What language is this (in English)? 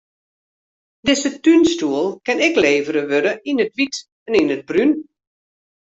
Western Frisian